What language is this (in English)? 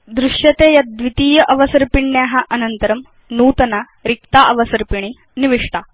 Sanskrit